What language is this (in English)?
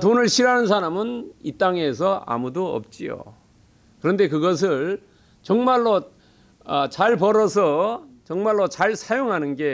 Korean